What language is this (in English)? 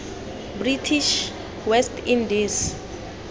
Tswana